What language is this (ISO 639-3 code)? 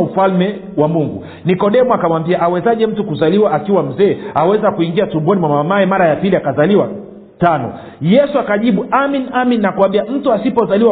swa